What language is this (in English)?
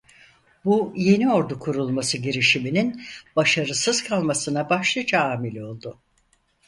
Turkish